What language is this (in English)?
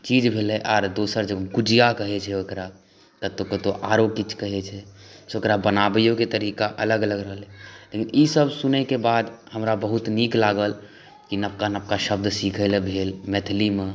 Maithili